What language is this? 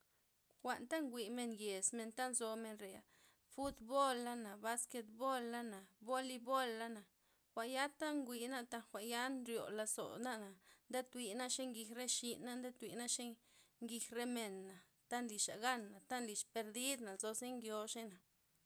Loxicha Zapotec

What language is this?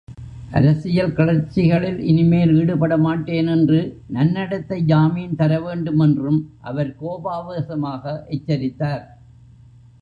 Tamil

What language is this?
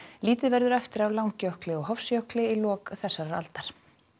Icelandic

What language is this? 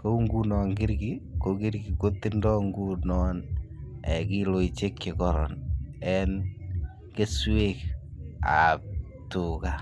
Kalenjin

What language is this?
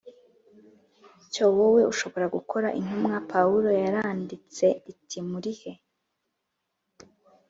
Kinyarwanda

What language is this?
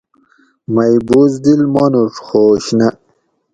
Gawri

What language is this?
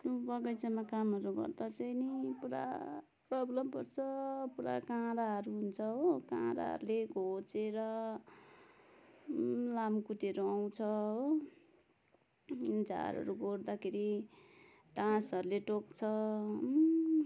Nepali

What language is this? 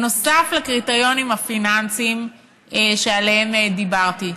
Hebrew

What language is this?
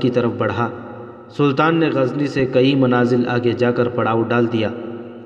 Urdu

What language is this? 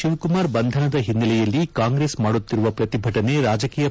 Kannada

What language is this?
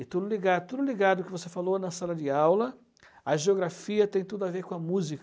Portuguese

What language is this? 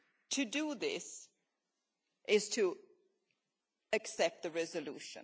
English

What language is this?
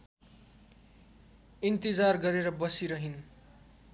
Nepali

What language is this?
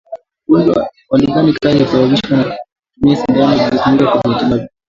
Swahili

